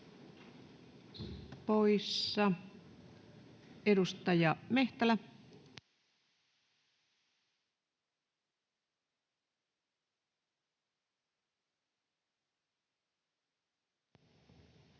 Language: Finnish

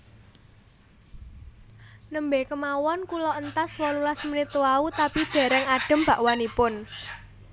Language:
Javanese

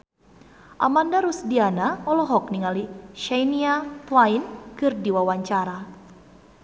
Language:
Sundanese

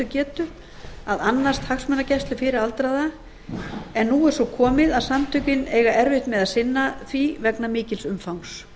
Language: Icelandic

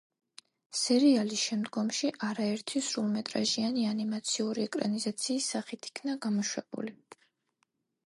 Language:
Georgian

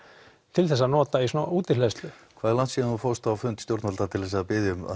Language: Icelandic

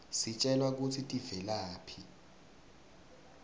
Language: Swati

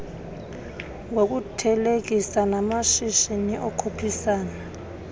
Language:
Xhosa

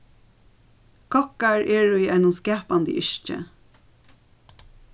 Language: Faroese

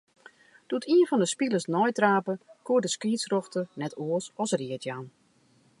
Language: Western Frisian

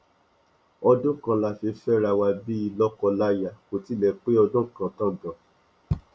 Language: Yoruba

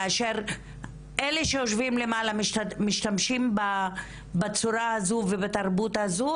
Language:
Hebrew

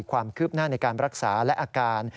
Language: Thai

